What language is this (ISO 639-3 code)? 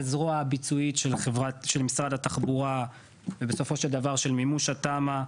heb